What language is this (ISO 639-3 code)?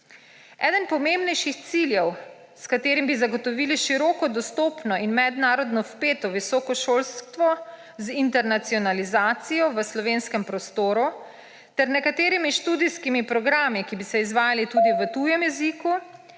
slv